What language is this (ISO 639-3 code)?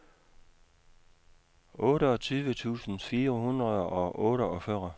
dan